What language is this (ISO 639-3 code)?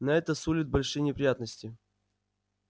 rus